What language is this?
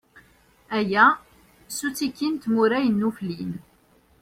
Kabyle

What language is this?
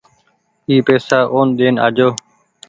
Goaria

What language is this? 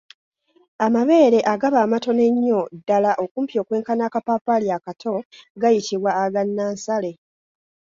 Ganda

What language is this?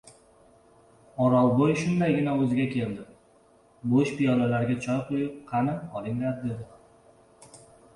Uzbek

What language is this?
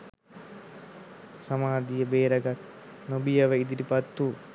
Sinhala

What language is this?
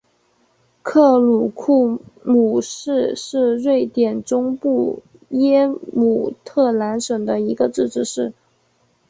Chinese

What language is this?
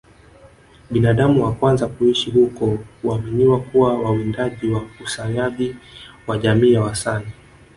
Swahili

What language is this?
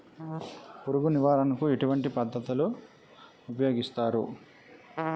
Telugu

